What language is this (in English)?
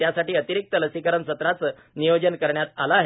Marathi